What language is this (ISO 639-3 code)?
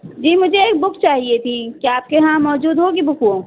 urd